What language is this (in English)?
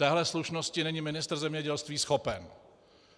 Czech